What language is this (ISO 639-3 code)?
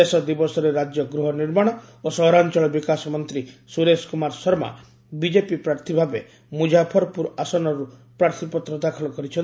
ori